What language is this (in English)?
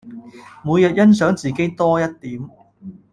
Cantonese